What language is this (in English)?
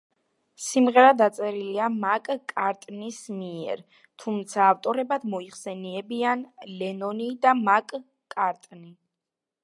Georgian